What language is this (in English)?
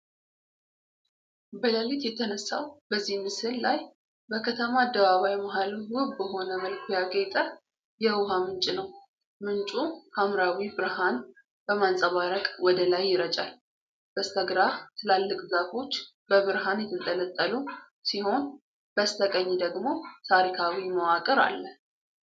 Amharic